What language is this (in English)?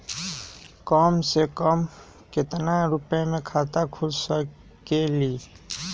Magahi